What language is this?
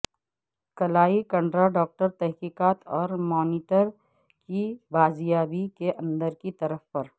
Urdu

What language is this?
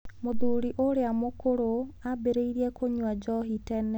Kikuyu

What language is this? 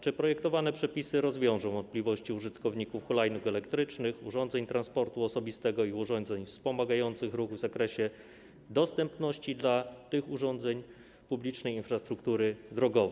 Polish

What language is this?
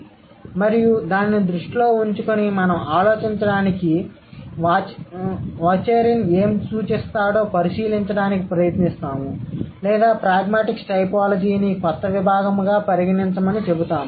Telugu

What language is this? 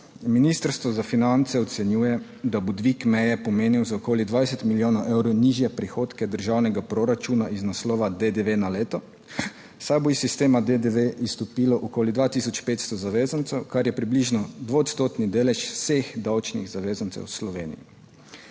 Slovenian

